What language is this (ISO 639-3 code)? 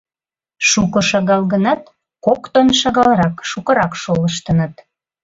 chm